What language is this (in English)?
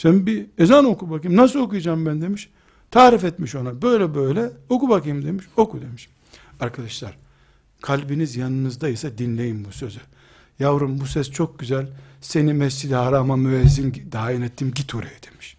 Turkish